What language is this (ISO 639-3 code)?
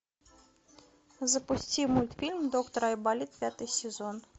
rus